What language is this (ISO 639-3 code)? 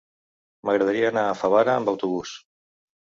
cat